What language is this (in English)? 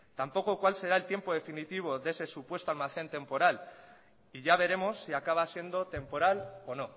Spanish